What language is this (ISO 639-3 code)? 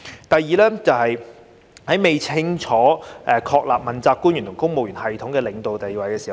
yue